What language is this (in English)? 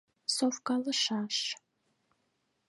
Mari